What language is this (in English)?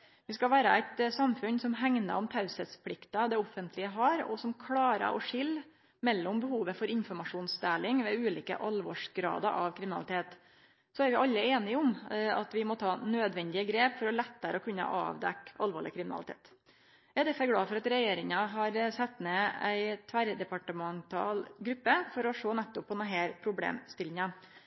Norwegian Nynorsk